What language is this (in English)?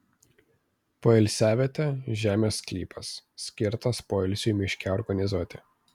Lithuanian